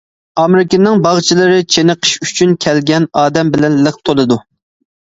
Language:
Uyghur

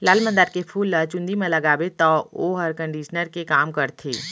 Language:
Chhattisgarhi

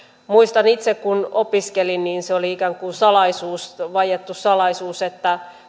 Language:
Finnish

